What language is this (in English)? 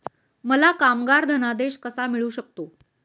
Marathi